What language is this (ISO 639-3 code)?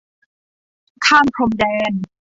tha